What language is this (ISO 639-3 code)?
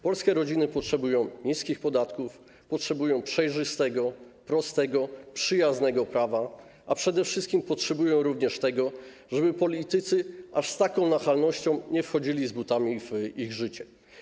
pol